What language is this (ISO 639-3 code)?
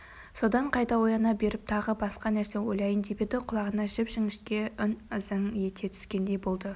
kaz